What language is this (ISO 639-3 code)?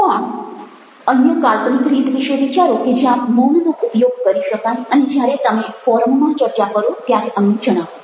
guj